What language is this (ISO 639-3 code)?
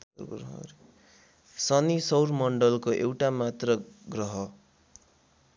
nep